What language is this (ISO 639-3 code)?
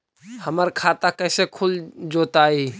mag